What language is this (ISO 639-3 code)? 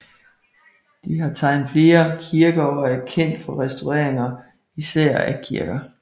dan